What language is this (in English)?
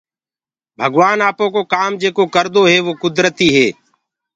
Gurgula